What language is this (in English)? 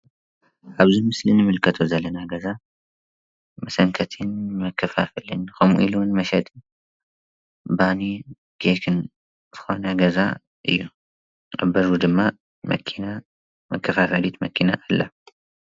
Tigrinya